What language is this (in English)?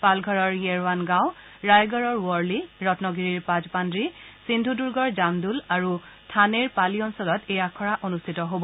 Assamese